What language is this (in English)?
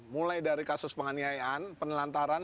Indonesian